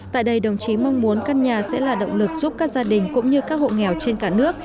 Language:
Vietnamese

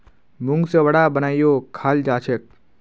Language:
Magahi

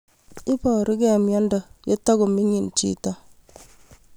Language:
Kalenjin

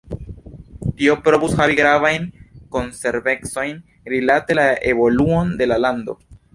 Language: Esperanto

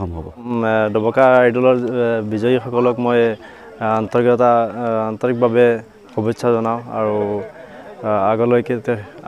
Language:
Hindi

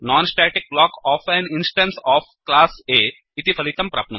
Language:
Sanskrit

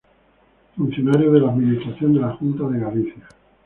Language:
Spanish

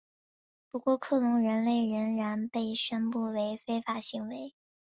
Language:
Chinese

